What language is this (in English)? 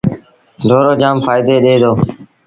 Sindhi Bhil